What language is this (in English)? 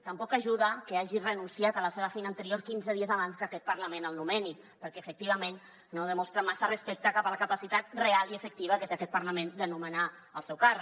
Catalan